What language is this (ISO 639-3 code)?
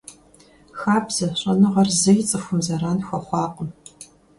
kbd